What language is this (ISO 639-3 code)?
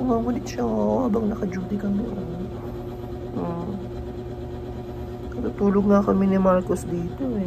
fil